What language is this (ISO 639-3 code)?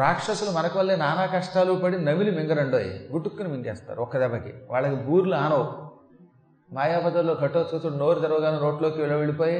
tel